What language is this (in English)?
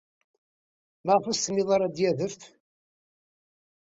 Kabyle